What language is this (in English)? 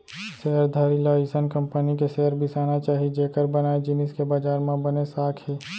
Chhattisgarhi